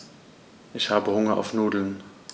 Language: German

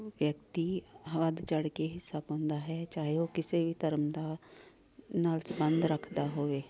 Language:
Punjabi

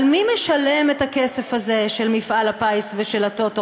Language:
Hebrew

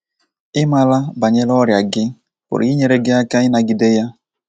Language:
Igbo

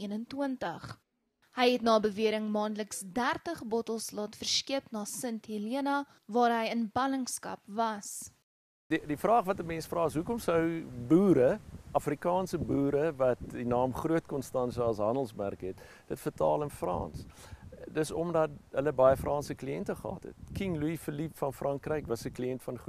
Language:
Dutch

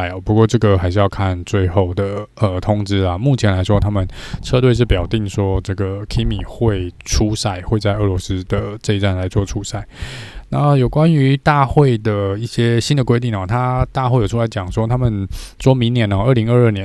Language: Chinese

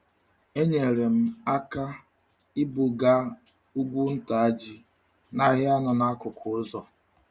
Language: Igbo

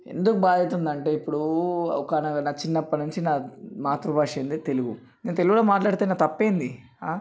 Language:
Telugu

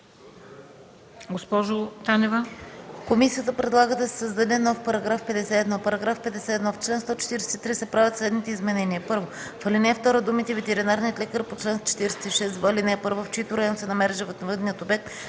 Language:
Bulgarian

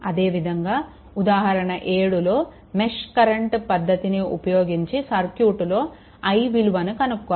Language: Telugu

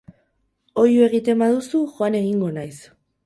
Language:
Basque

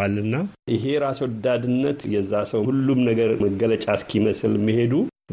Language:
Amharic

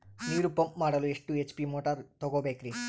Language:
Kannada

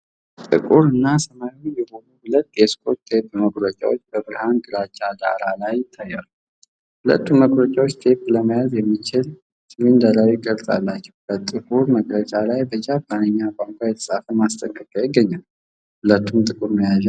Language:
Amharic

